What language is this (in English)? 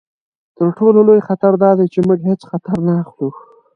Pashto